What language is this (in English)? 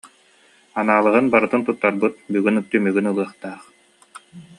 Yakut